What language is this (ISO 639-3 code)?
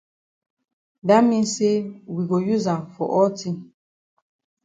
wes